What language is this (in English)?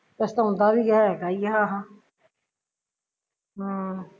Punjabi